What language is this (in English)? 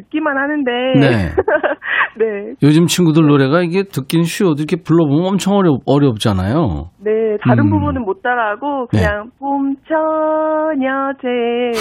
Korean